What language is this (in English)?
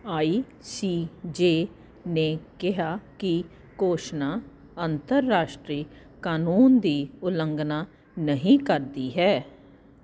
Punjabi